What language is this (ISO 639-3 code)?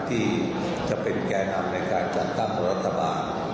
tha